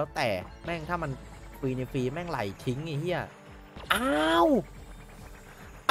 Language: Thai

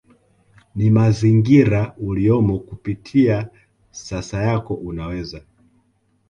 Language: Swahili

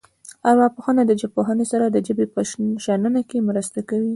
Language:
Pashto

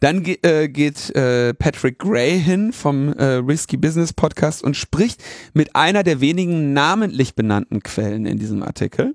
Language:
German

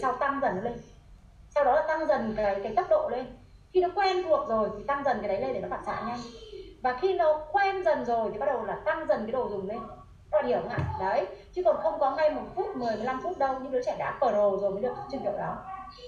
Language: Vietnamese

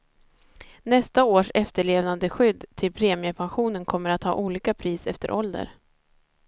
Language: Swedish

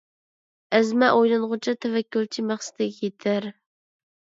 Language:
Uyghur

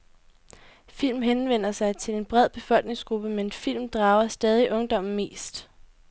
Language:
Danish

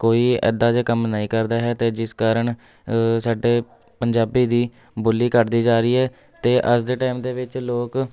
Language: Punjabi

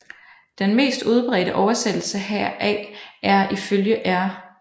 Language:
Danish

